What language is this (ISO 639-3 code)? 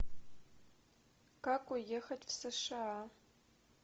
rus